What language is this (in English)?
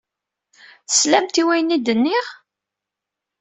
Kabyle